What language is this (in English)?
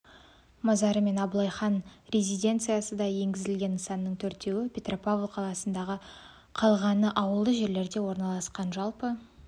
Kazakh